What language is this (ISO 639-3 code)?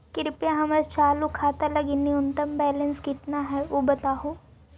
mag